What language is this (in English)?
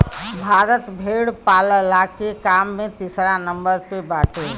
Bhojpuri